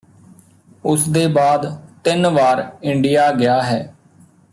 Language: Punjabi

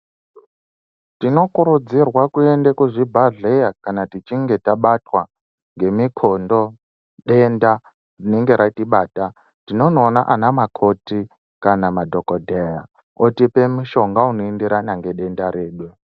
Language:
Ndau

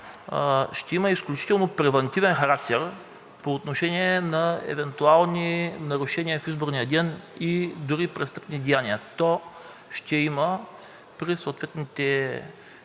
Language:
Bulgarian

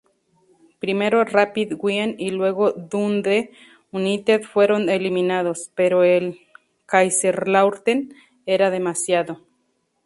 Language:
Spanish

